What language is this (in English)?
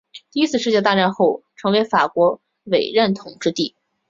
Chinese